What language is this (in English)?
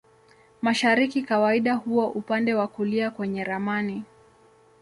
Swahili